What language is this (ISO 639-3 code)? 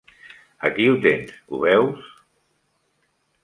cat